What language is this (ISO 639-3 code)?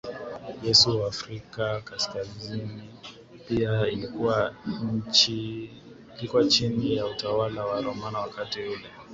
swa